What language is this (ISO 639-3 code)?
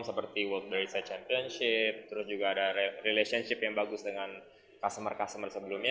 ind